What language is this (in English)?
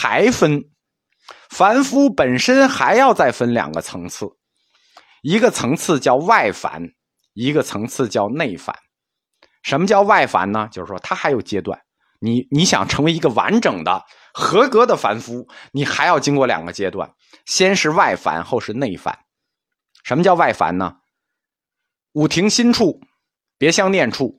Chinese